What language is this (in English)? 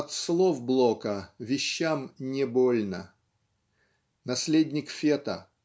Russian